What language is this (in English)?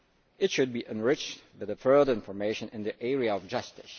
English